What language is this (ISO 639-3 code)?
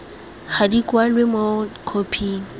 tsn